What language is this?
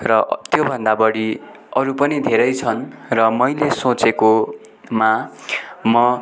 Nepali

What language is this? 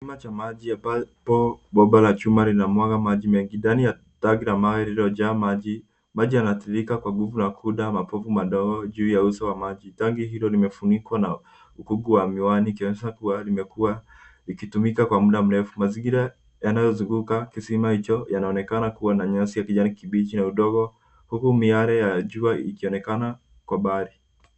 Swahili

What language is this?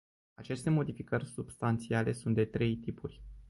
Romanian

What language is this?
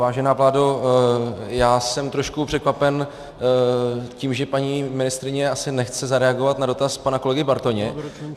Czech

